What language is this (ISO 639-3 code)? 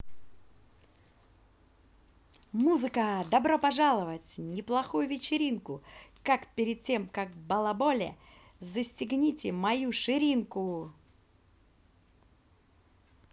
rus